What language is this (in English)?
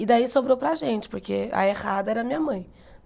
Portuguese